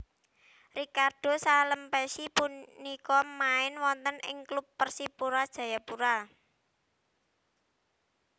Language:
Javanese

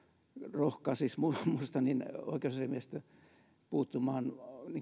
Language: Finnish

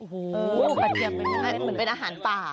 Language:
Thai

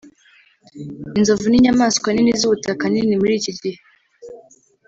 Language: Kinyarwanda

